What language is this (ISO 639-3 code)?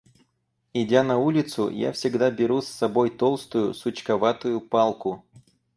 rus